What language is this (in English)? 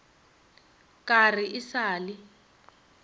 Northern Sotho